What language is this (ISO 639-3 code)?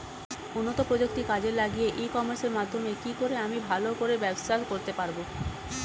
ben